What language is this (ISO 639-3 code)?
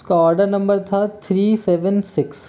hin